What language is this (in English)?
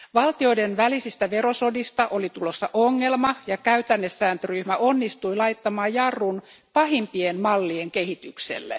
Finnish